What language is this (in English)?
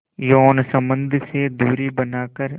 Hindi